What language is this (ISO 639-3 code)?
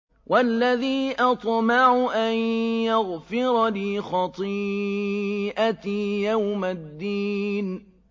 ara